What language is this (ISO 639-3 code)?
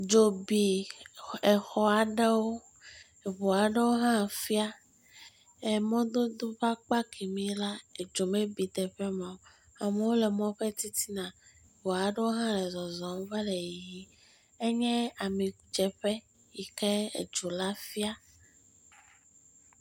ewe